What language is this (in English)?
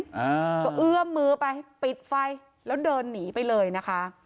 Thai